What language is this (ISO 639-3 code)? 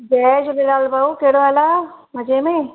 snd